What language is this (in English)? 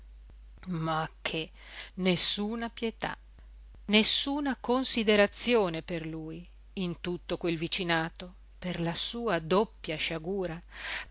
Italian